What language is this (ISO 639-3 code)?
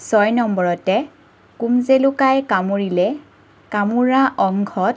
asm